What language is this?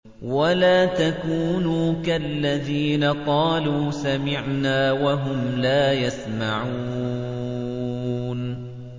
Arabic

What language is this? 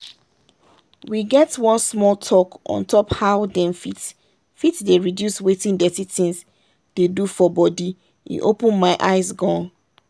Nigerian Pidgin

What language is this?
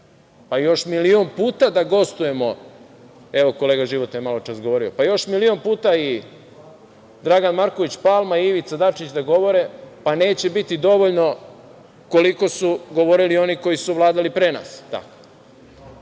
Serbian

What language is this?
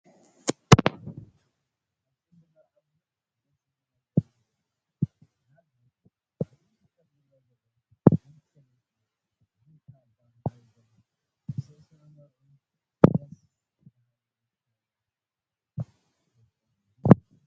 Tigrinya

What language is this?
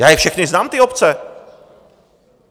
Czech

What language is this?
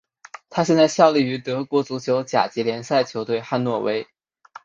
Chinese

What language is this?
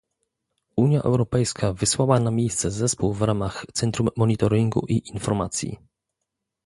Polish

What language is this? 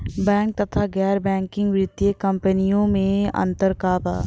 Bhojpuri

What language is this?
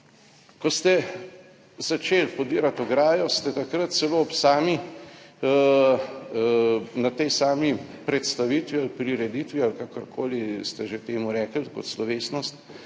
Slovenian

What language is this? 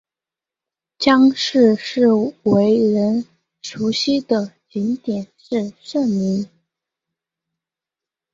Chinese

